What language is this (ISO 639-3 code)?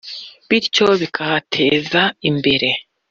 kin